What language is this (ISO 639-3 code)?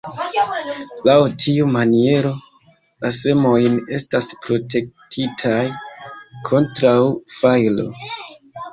epo